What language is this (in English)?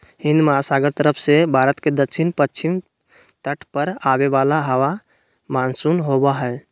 Magahi